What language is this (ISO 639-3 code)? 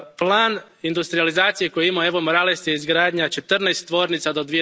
hrv